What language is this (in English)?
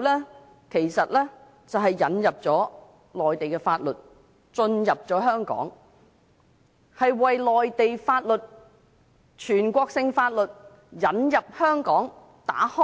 Cantonese